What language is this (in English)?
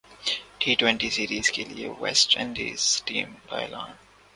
Urdu